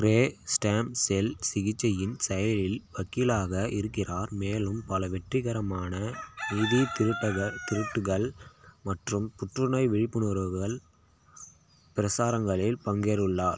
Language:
Tamil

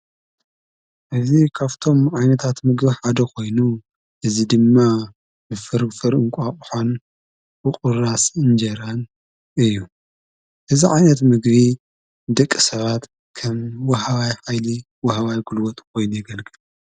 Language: Tigrinya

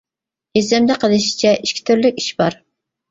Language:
Uyghur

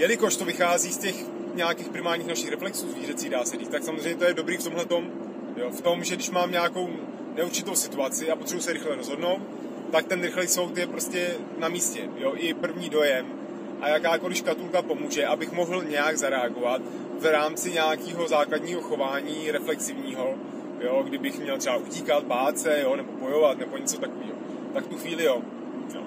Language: Czech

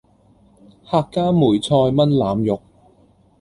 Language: Cantonese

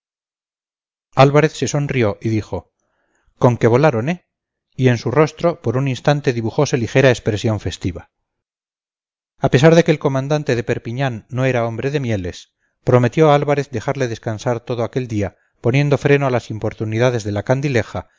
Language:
Spanish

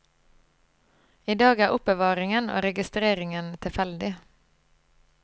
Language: Norwegian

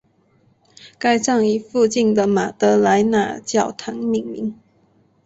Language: Chinese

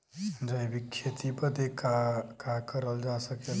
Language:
Bhojpuri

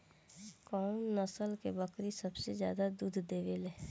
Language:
Bhojpuri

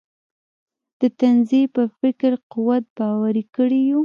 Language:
Pashto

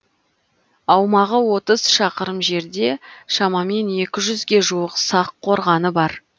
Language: Kazakh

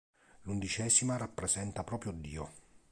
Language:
Italian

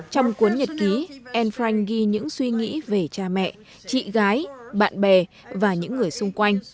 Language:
Vietnamese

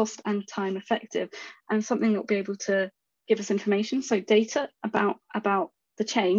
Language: English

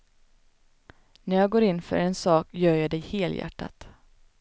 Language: Swedish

